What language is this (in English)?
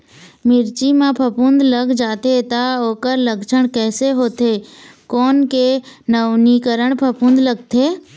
Chhattisgarhi